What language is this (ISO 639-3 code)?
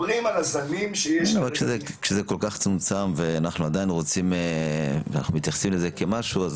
heb